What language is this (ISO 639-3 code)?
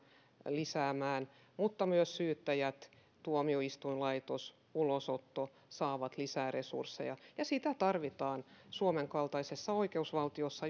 fin